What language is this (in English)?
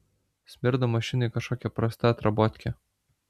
Lithuanian